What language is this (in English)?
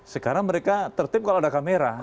Indonesian